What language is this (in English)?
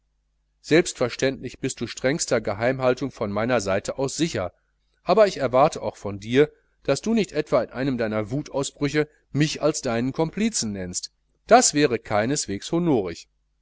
German